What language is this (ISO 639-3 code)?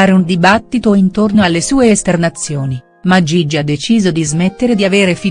ita